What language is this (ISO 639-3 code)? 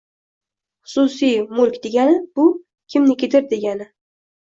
uzb